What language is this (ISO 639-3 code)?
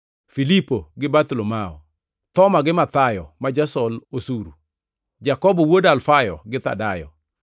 luo